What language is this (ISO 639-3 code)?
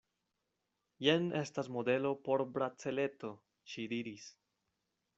epo